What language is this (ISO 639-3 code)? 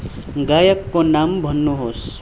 nep